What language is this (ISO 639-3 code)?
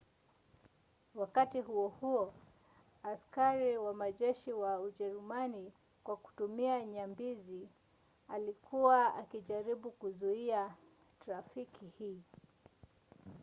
swa